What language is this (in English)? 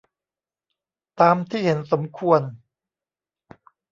Thai